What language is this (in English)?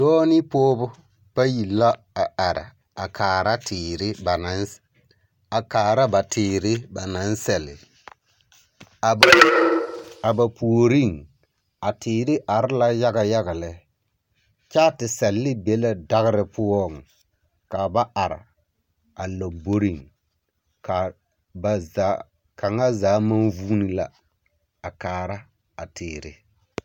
Southern Dagaare